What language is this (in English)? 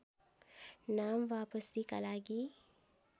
Nepali